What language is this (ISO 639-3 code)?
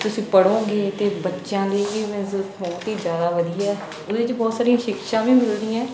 pan